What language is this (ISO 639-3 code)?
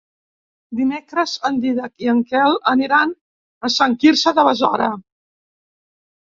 cat